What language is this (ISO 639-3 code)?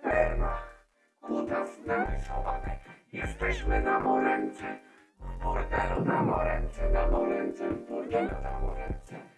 pol